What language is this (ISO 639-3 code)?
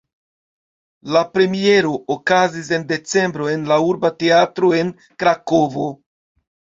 epo